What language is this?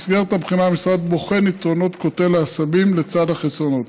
Hebrew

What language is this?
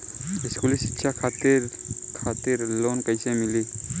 Bhojpuri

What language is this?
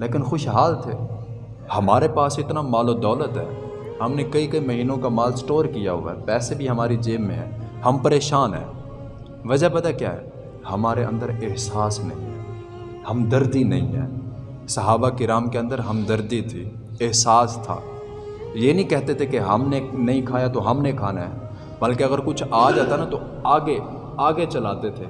Urdu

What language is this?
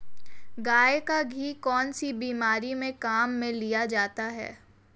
Hindi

